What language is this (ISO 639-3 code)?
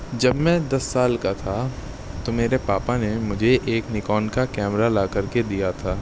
urd